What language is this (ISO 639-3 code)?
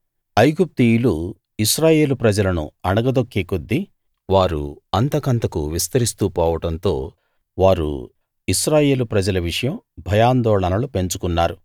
tel